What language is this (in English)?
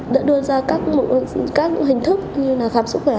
Vietnamese